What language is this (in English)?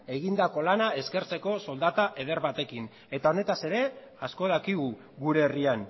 Basque